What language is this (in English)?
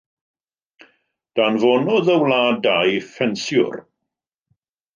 Welsh